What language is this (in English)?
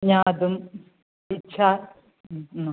Sanskrit